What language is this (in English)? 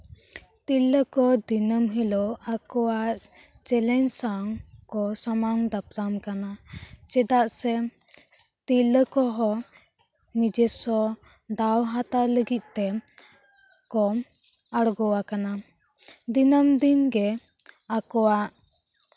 Santali